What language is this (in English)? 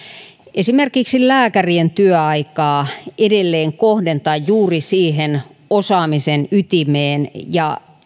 Finnish